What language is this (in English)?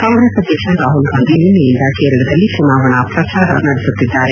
Kannada